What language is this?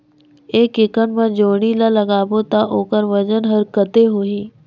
Chhattisgarhi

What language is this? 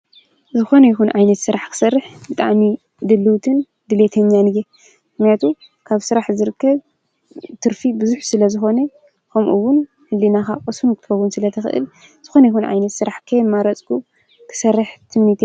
Tigrinya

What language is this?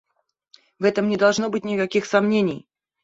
Russian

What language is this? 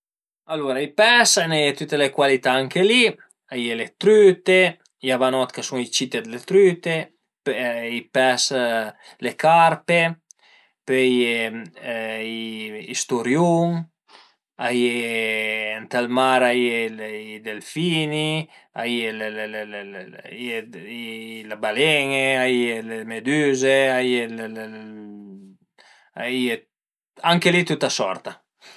Piedmontese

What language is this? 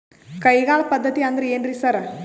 Kannada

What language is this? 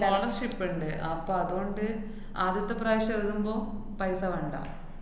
Malayalam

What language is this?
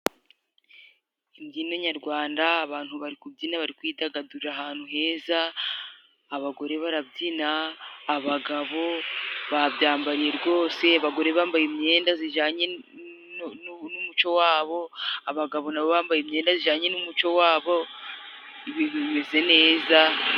Kinyarwanda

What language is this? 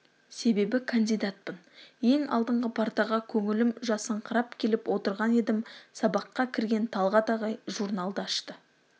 Kazakh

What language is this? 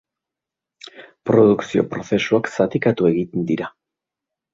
Basque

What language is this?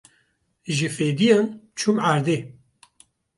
Kurdish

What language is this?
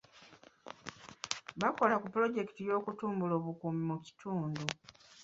Ganda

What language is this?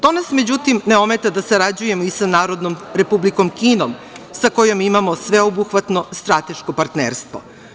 Serbian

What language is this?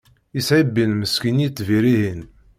Kabyle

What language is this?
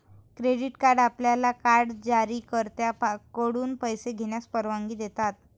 Marathi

